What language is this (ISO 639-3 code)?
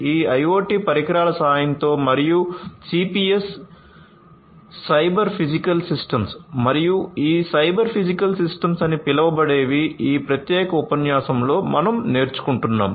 tel